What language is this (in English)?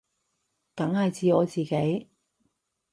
Cantonese